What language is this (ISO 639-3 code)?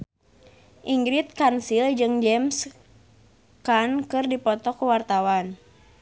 sun